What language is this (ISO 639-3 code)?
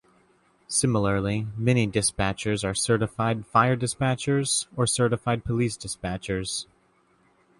eng